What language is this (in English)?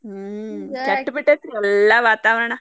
Kannada